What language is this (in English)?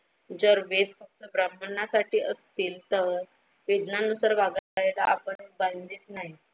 Marathi